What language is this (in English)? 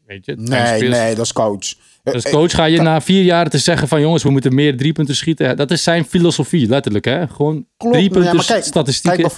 Dutch